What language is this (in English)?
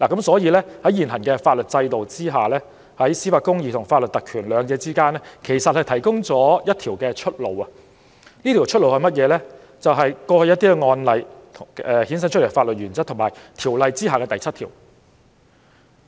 Cantonese